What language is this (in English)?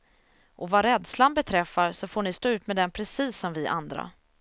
Swedish